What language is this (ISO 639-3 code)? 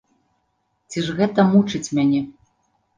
bel